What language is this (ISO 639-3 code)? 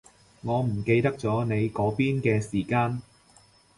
yue